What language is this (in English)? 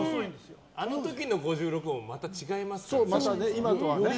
Japanese